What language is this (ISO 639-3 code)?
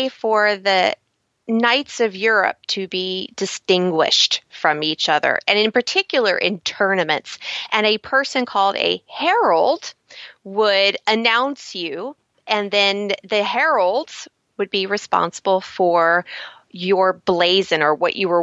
eng